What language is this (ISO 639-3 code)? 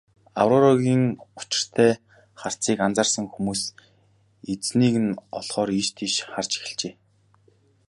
mon